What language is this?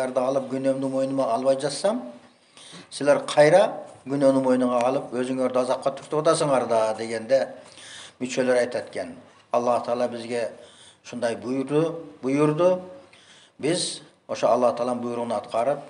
Turkish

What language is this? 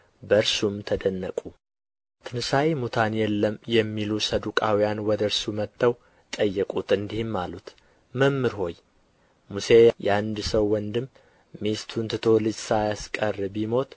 Amharic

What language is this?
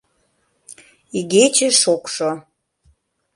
Mari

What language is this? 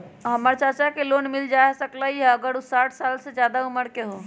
Magahi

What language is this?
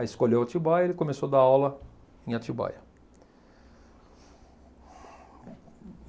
Portuguese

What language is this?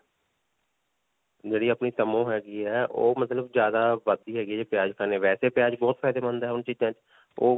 Punjabi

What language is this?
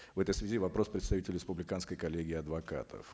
Kazakh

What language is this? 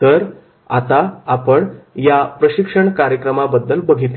Marathi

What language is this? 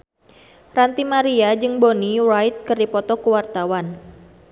Sundanese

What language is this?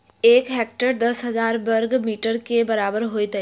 Maithili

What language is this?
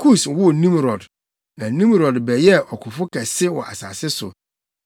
Akan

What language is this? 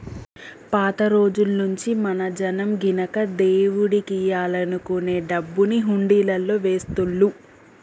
Telugu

